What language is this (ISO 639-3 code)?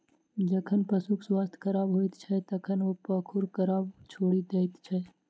mai